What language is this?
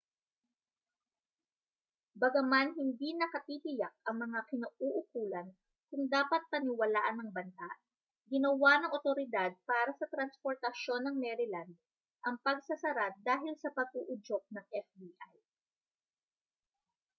Filipino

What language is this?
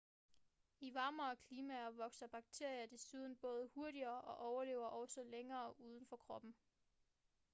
Danish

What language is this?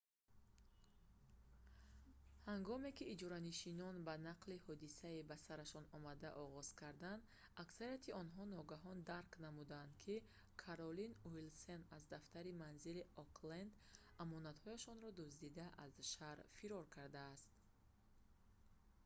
Tajik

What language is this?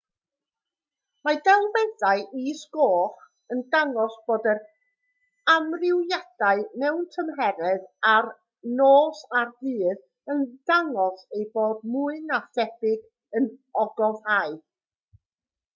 Welsh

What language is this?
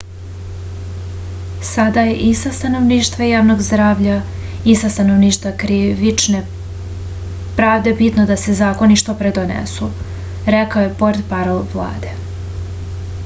Serbian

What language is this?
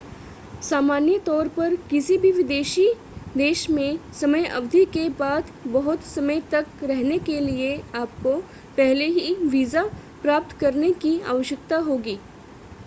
Hindi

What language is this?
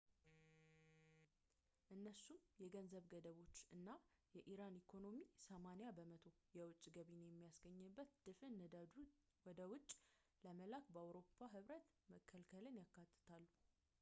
Amharic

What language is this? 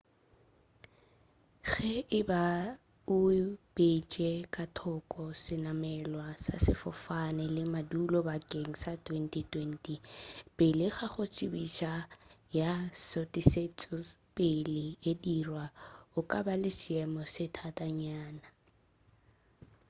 Northern Sotho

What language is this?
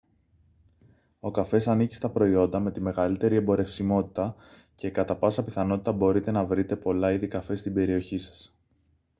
Greek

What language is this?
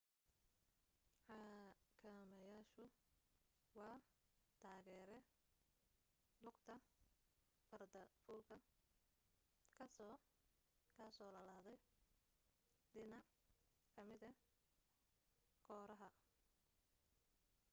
Somali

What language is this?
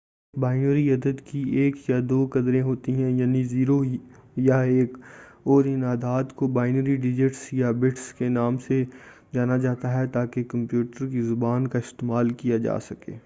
Urdu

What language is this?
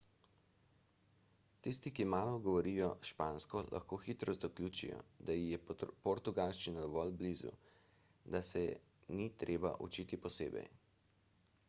Slovenian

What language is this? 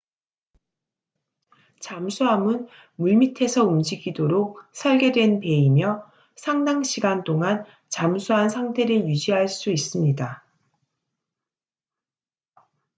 Korean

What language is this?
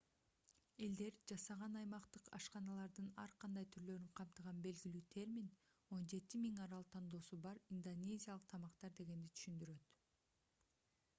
Kyrgyz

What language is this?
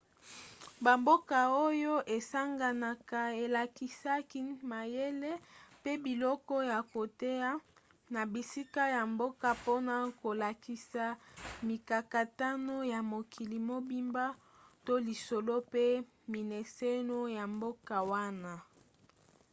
Lingala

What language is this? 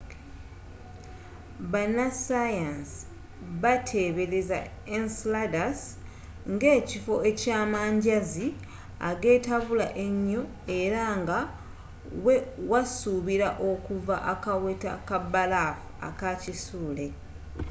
Ganda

